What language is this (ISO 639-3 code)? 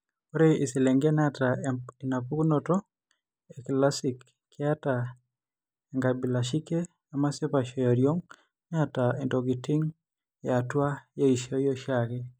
mas